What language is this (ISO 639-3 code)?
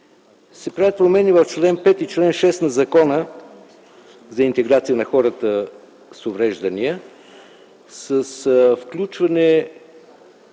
bul